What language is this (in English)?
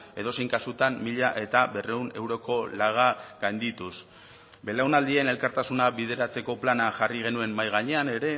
Basque